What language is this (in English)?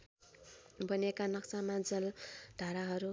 Nepali